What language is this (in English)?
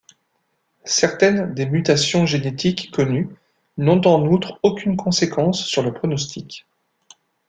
French